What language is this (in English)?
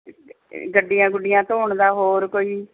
Punjabi